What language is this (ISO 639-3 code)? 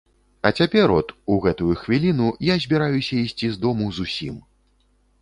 bel